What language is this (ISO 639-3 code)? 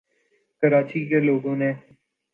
urd